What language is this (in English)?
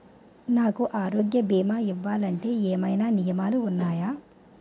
Telugu